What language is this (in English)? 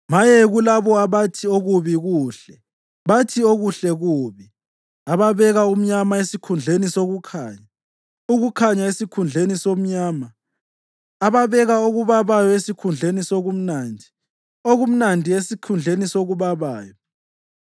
North Ndebele